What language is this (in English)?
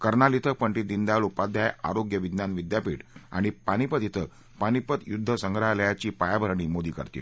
Marathi